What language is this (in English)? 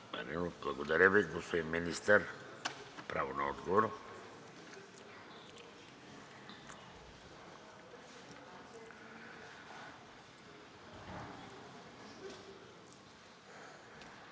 Bulgarian